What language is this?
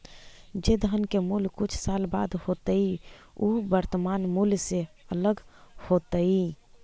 Magahi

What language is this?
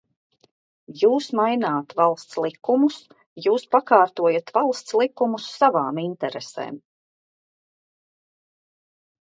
Latvian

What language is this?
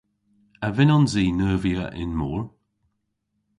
Cornish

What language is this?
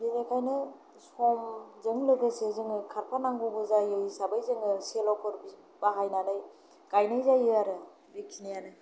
Bodo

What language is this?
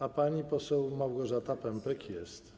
Polish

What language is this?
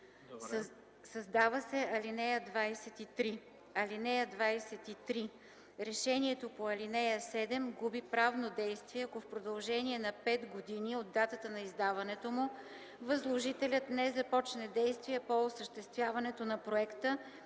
Bulgarian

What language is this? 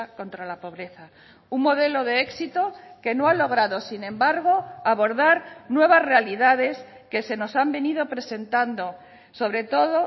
Spanish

